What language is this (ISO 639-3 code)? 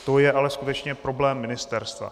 ces